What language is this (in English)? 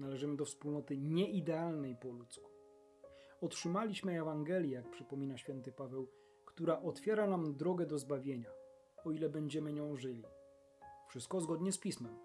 Polish